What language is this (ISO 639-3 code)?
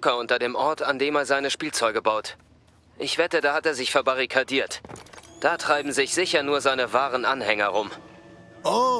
deu